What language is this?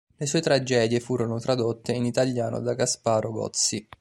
Italian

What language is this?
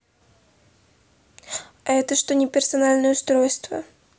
Russian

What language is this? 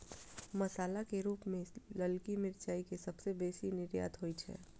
Maithili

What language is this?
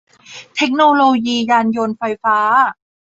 Thai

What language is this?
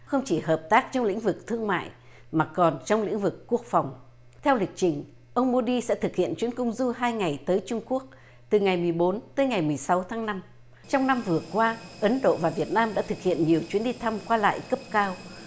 Vietnamese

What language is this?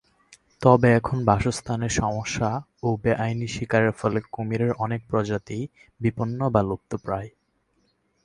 Bangla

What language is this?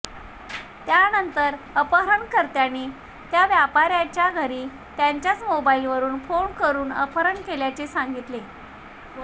Marathi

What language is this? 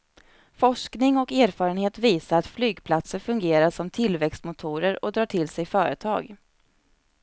Swedish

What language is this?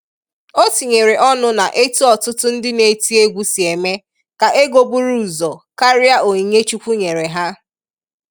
Igbo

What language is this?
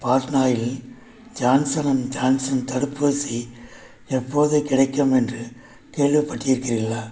Tamil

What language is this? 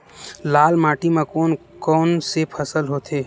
Chhattisgarhi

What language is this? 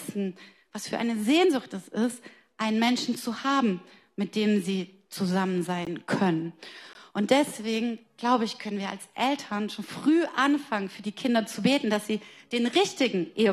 German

